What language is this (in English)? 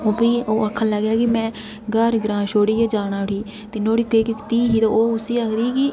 Dogri